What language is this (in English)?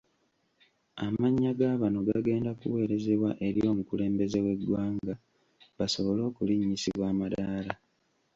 Ganda